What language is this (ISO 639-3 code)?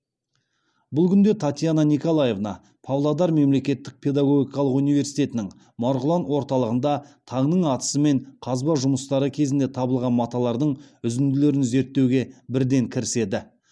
kaz